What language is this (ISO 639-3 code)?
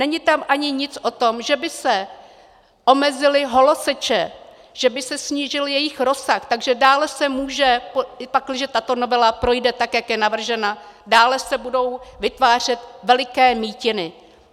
ces